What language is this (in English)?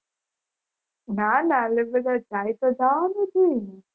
Gujarati